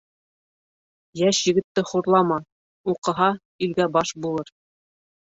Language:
Bashkir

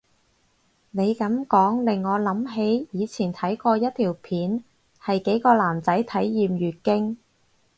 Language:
Cantonese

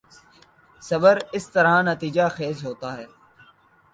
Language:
Urdu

